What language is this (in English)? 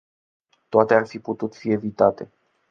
Romanian